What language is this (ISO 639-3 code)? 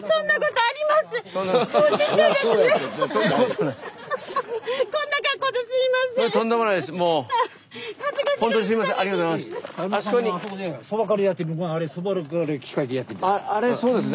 jpn